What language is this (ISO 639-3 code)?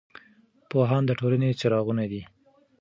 pus